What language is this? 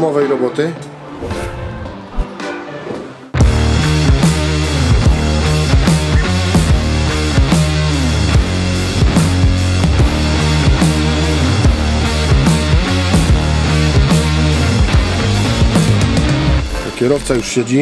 Polish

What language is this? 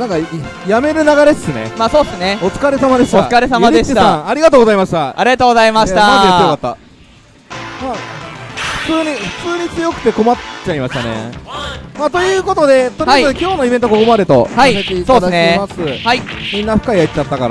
Japanese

